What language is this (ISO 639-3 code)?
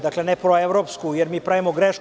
srp